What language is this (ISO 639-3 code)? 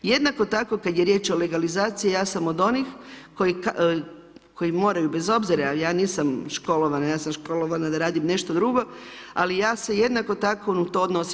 hrv